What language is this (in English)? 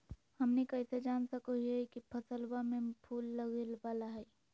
Magahi